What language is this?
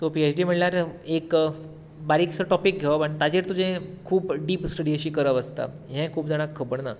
Konkani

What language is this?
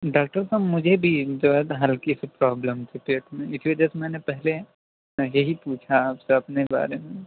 Urdu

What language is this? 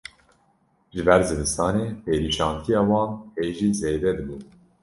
Kurdish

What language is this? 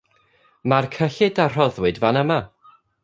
Welsh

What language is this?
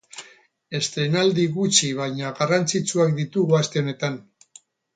Basque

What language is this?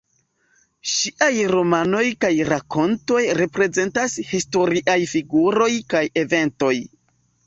Esperanto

